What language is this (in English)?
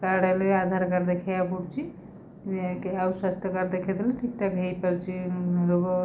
Odia